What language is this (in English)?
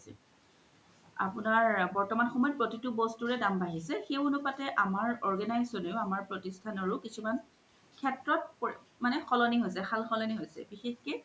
Assamese